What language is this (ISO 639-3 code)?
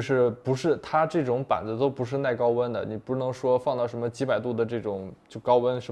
zho